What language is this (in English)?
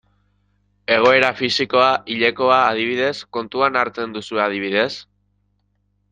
Basque